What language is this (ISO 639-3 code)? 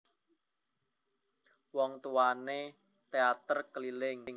jav